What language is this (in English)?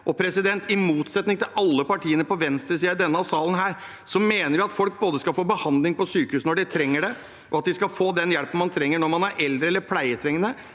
Norwegian